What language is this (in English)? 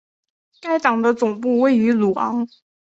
Chinese